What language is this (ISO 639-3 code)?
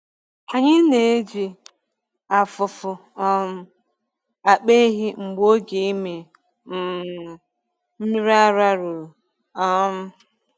ibo